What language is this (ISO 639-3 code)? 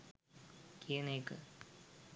sin